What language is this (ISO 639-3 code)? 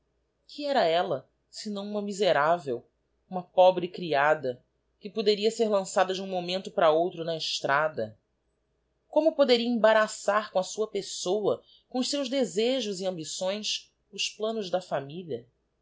por